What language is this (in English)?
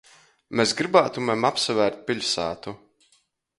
Latgalian